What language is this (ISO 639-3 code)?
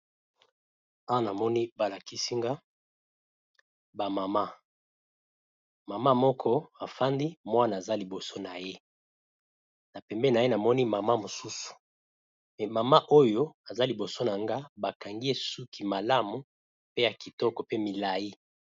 lin